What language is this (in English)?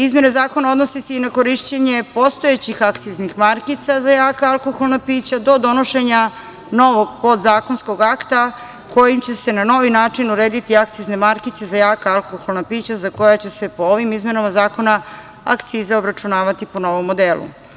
Serbian